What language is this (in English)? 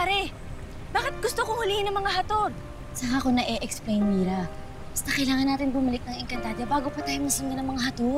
Filipino